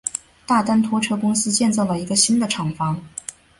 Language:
Chinese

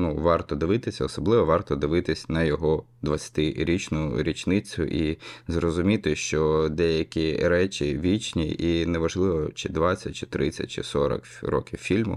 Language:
Ukrainian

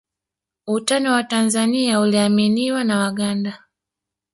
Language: Swahili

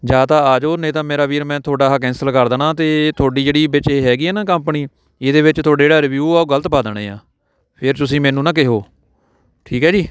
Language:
Punjabi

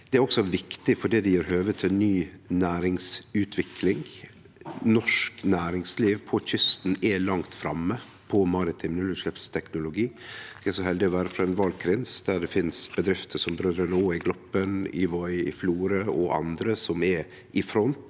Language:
Norwegian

